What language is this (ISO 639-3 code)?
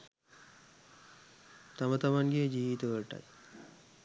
sin